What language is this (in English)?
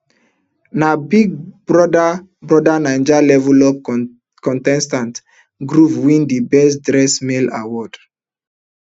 Nigerian Pidgin